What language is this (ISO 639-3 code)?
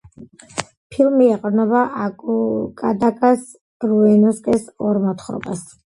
kat